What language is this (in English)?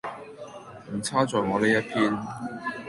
Cantonese